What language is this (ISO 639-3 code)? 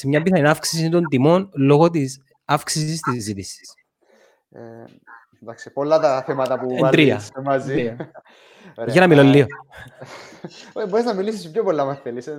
ell